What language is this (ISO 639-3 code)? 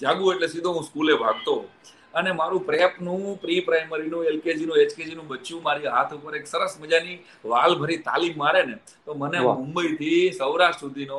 guj